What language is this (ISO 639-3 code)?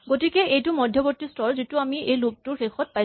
asm